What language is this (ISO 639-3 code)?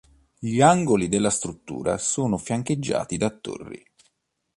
ita